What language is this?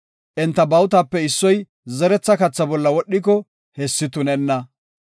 Gofa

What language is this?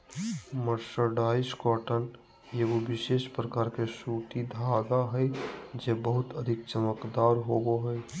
Magahi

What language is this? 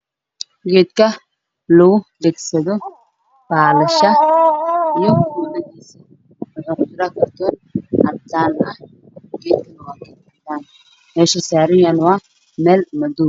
Somali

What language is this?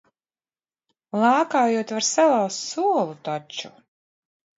Latvian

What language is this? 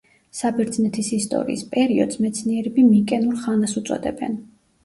Georgian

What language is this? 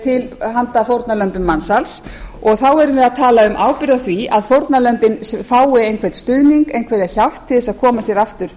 Icelandic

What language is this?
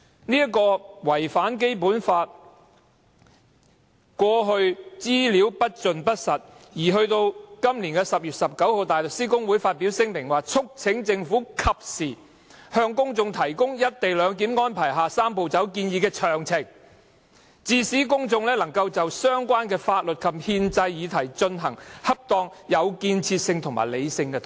Cantonese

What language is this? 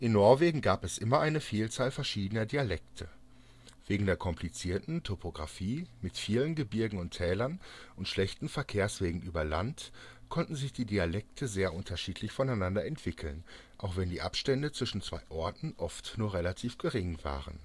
German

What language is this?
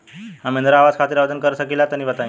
Bhojpuri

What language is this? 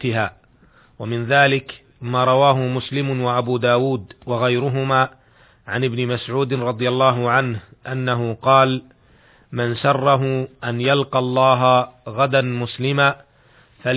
Arabic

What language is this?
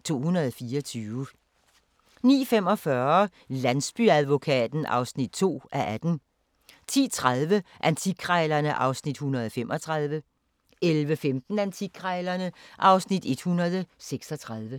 Danish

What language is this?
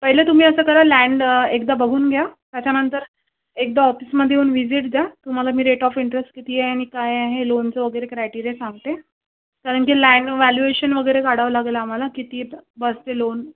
Marathi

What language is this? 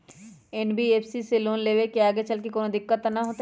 Magahi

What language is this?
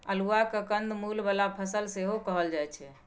Maithili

